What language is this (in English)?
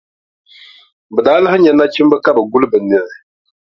Dagbani